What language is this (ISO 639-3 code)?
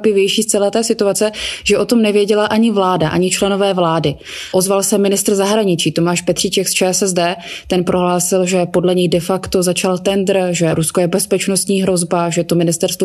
ces